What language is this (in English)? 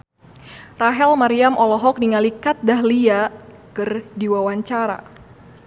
Sundanese